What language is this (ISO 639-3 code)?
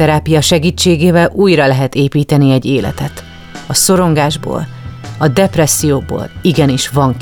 hun